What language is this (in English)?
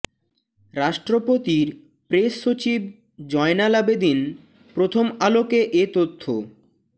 Bangla